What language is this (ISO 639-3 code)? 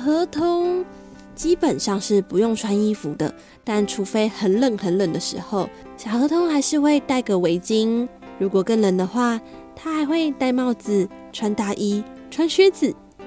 zho